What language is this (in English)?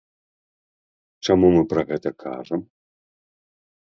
Belarusian